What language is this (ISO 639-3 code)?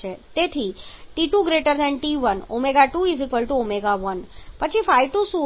guj